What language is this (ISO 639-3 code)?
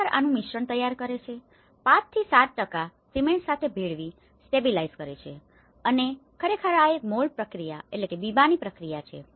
guj